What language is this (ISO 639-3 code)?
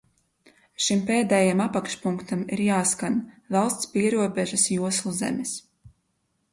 lav